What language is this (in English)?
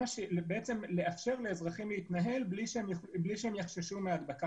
Hebrew